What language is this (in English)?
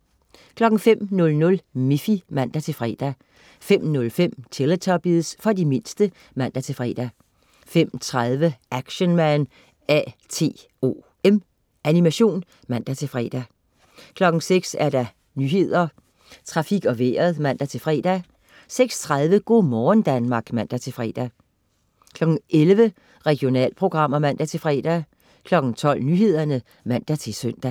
Danish